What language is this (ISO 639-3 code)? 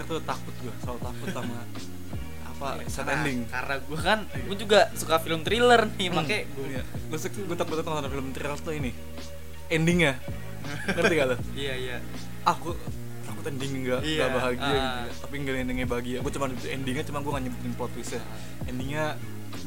ind